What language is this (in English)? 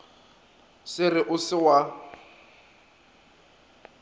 Northern Sotho